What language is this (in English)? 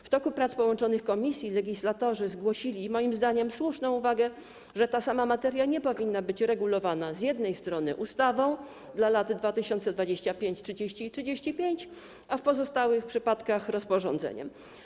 Polish